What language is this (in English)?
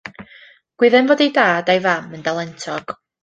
Welsh